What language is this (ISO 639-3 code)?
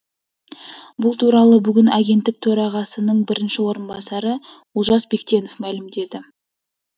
kaz